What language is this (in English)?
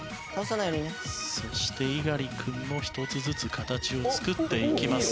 Japanese